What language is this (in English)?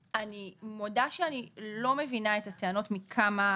Hebrew